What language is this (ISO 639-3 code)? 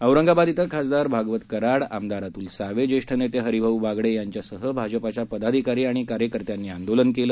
mar